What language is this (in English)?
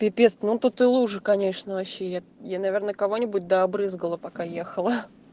Russian